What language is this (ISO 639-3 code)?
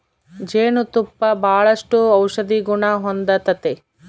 kan